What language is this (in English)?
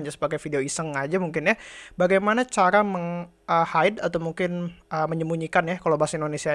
Indonesian